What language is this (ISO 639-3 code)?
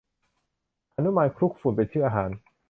tha